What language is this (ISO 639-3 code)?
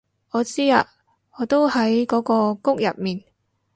yue